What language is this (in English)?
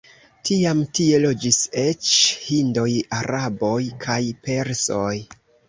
Esperanto